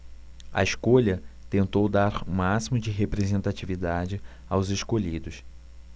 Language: Portuguese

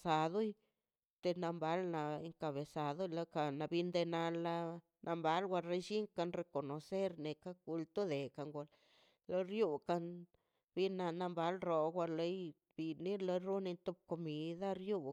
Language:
Mazaltepec Zapotec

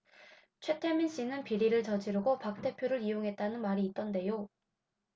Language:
Korean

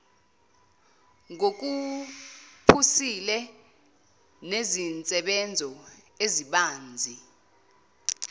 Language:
Zulu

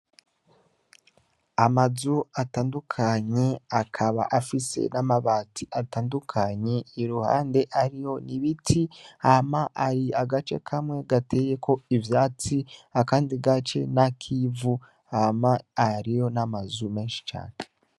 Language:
Rundi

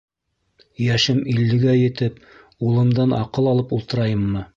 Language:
Bashkir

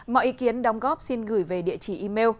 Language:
Vietnamese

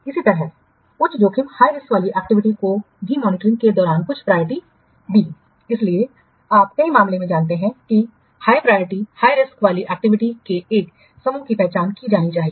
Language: Hindi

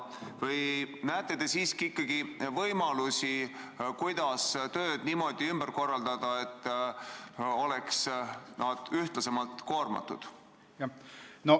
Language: Estonian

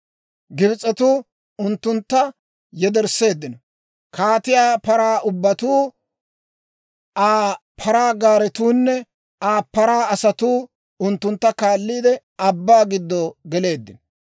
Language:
Dawro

